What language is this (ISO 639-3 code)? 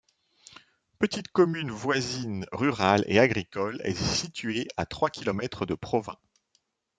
fra